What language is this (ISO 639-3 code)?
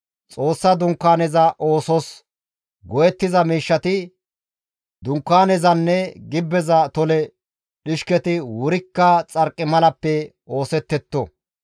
gmv